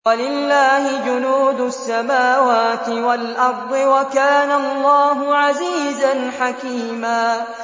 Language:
Arabic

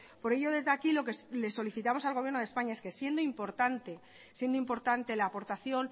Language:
Spanish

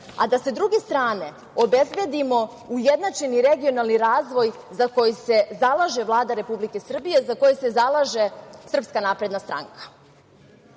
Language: Serbian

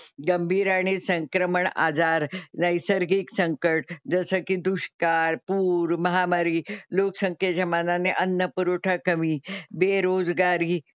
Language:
Marathi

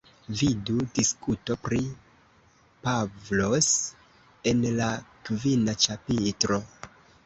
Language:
Esperanto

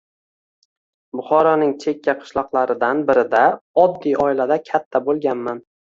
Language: Uzbek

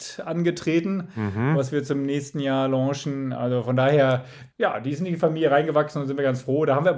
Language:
German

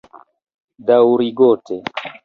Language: Esperanto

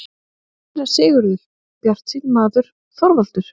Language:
Icelandic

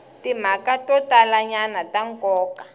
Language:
Tsonga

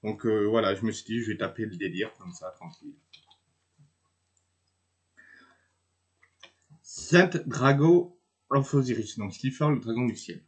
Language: French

